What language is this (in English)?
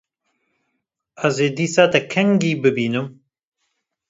Kurdish